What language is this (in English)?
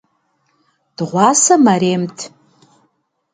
Kabardian